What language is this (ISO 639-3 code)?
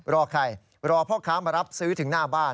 tha